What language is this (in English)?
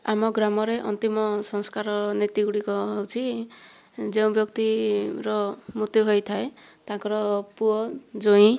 Odia